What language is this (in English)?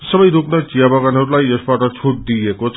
Nepali